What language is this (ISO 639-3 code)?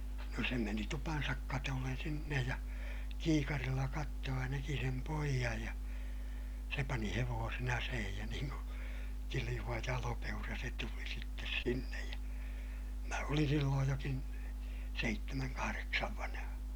fin